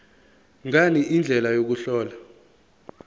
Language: Zulu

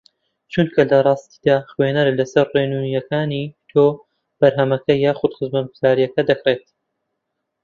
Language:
Central Kurdish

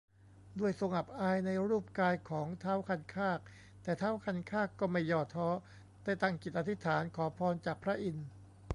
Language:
Thai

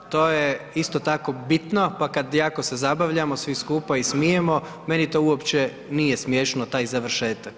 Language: Croatian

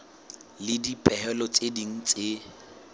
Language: Southern Sotho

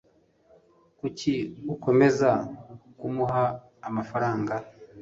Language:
Kinyarwanda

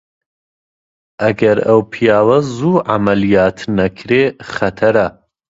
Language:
Central Kurdish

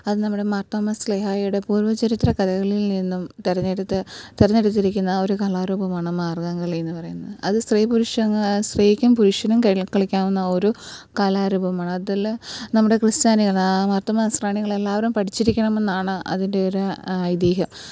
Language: Malayalam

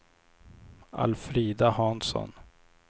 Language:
Swedish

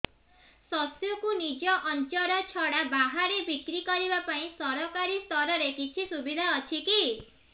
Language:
Odia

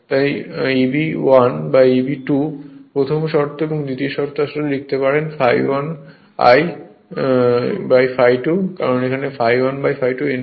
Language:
Bangla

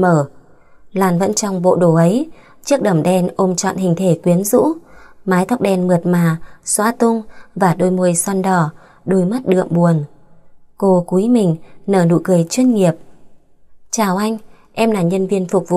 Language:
Vietnamese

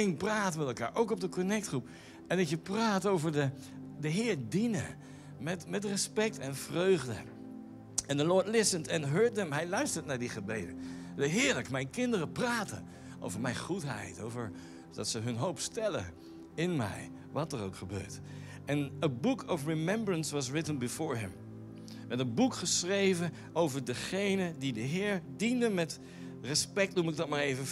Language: Dutch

